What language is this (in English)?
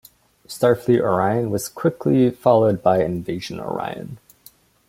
English